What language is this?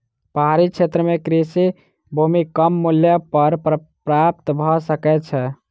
Maithili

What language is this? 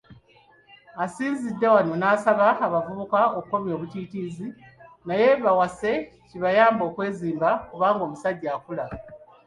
Ganda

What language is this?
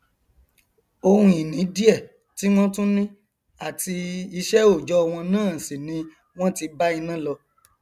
Yoruba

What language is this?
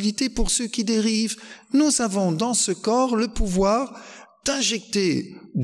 French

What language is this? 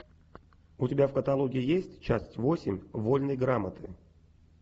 Russian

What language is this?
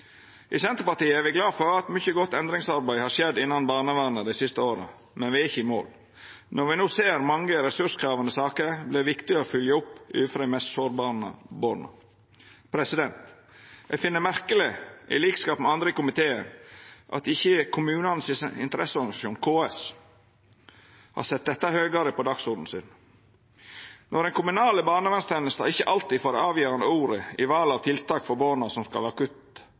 Norwegian Nynorsk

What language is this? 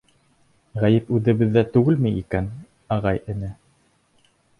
Bashkir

